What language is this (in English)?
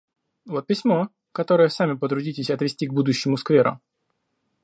Russian